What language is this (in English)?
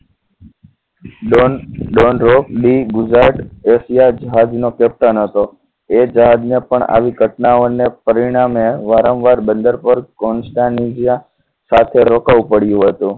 Gujarati